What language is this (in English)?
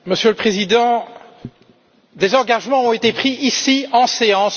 French